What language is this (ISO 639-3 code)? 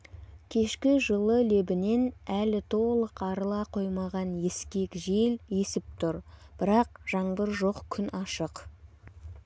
kaz